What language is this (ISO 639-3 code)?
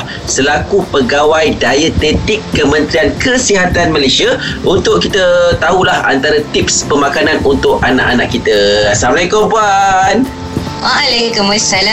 msa